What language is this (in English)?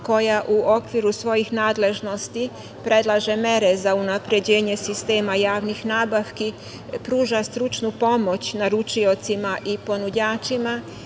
Serbian